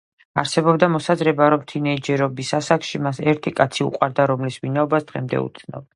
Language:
Georgian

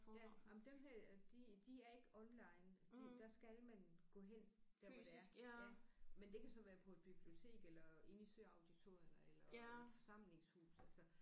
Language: Danish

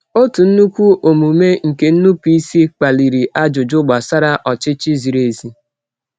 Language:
Igbo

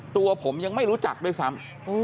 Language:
Thai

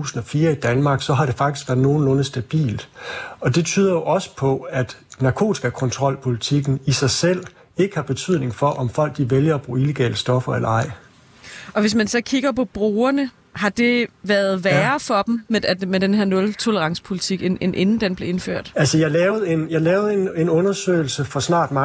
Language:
Danish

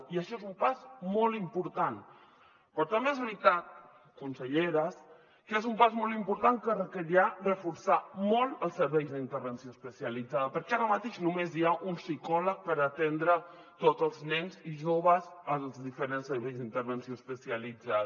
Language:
Catalan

